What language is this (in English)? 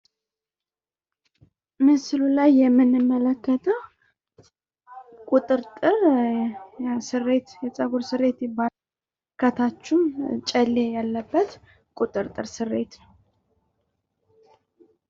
Amharic